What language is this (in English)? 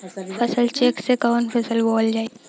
Bhojpuri